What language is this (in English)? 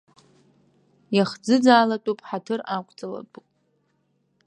Abkhazian